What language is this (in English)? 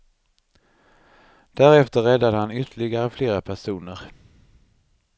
Swedish